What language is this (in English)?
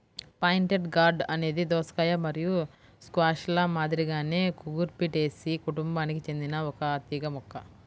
Telugu